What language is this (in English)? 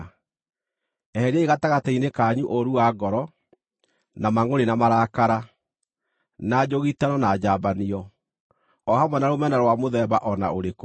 Kikuyu